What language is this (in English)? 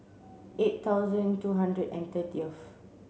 English